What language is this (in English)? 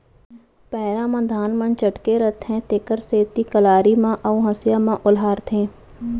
Chhattisgarhi